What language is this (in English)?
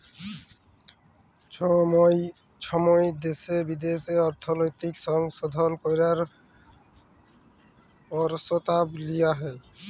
Bangla